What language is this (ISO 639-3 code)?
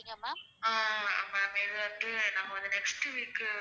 tam